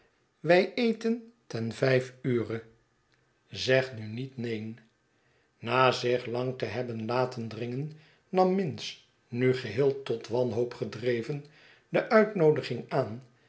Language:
Dutch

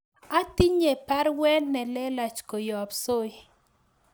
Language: Kalenjin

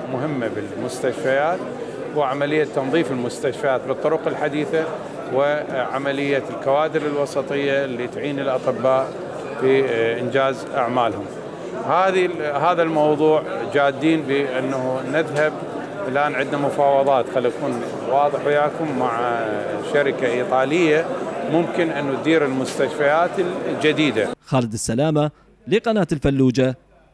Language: Arabic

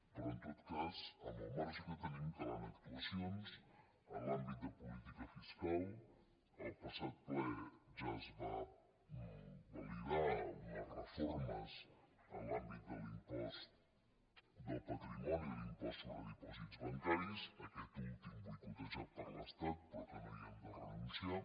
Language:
Catalan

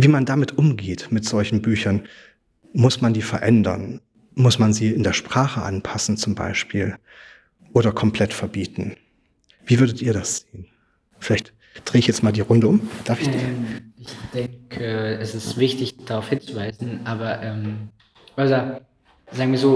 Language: German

